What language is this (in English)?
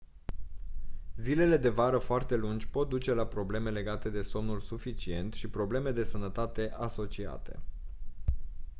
Romanian